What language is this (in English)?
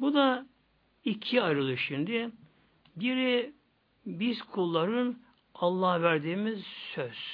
Turkish